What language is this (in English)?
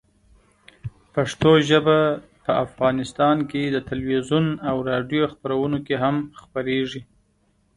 Pashto